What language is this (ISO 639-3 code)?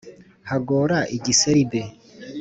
kin